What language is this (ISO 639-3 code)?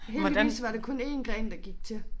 dan